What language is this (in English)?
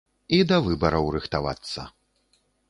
Belarusian